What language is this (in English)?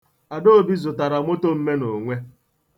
Igbo